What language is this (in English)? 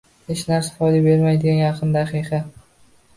Uzbek